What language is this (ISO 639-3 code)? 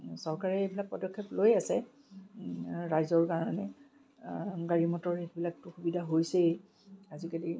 asm